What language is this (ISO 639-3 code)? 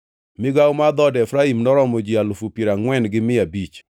luo